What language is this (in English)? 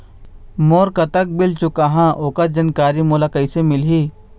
Chhattisgarhi